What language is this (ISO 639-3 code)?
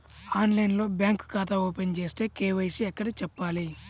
tel